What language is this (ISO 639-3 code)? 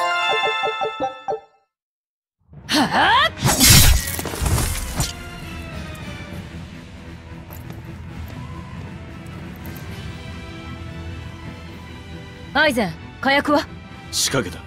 jpn